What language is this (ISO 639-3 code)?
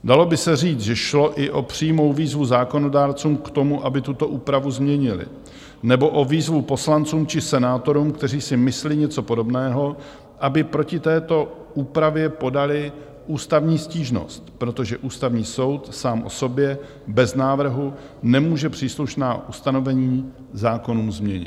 ces